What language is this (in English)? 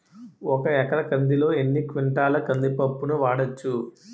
Telugu